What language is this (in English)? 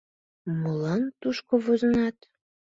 Mari